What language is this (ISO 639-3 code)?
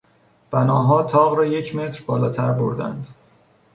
fas